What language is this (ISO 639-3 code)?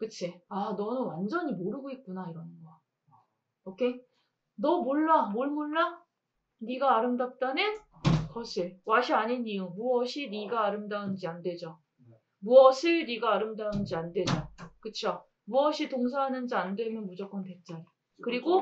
kor